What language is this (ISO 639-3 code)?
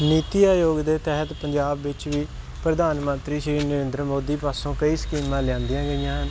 pan